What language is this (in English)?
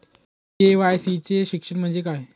Marathi